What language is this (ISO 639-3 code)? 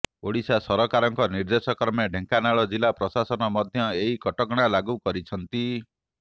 ori